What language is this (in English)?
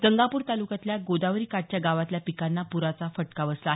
Marathi